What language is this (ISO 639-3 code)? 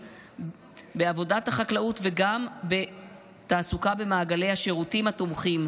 heb